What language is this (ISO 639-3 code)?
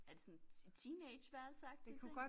dan